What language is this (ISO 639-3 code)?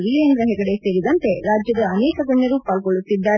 kan